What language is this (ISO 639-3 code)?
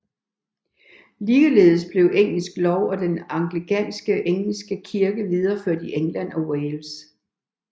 dan